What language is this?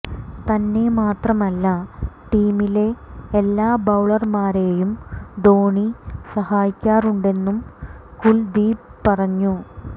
Malayalam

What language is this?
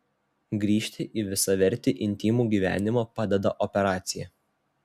Lithuanian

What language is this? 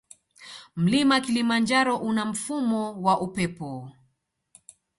Swahili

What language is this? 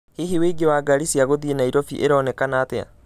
Kikuyu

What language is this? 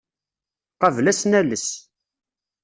Kabyle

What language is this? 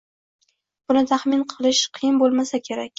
Uzbek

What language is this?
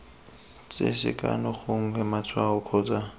Tswana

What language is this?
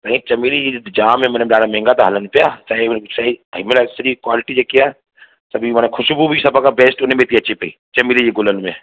Sindhi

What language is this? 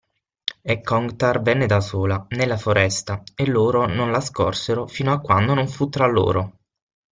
Italian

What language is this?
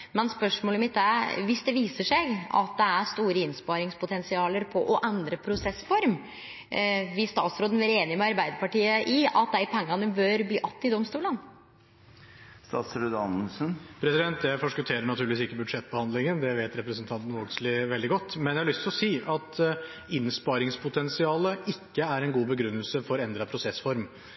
Norwegian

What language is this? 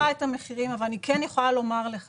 Hebrew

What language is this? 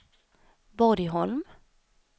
Swedish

